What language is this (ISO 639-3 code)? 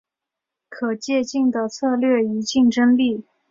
zho